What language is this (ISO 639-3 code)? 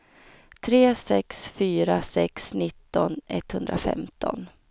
swe